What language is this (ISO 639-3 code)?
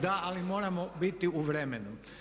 hrv